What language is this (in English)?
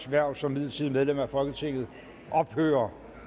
Danish